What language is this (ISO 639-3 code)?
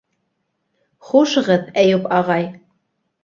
bak